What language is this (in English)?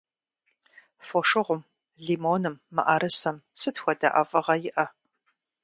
Kabardian